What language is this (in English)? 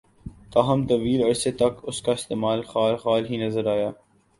Urdu